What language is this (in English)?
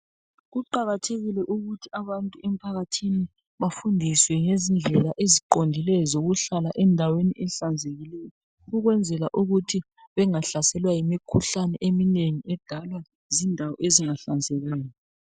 North Ndebele